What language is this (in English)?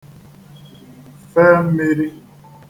Igbo